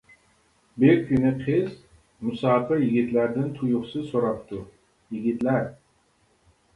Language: Uyghur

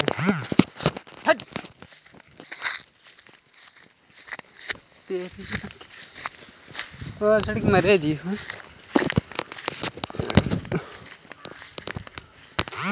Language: Hindi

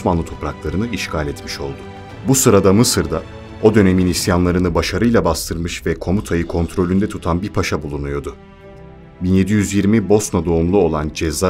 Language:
Turkish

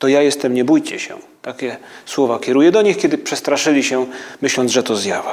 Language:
Polish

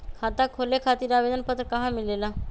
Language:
Magahi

